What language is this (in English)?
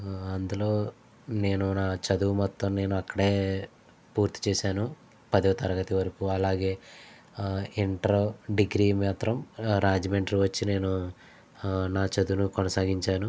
Telugu